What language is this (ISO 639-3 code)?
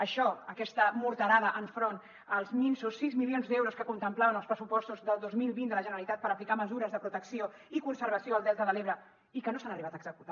cat